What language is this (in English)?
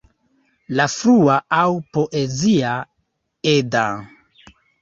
Esperanto